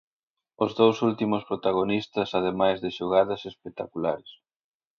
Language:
Galician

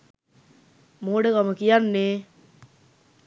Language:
Sinhala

